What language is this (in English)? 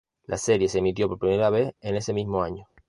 Spanish